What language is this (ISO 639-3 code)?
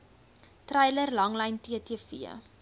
afr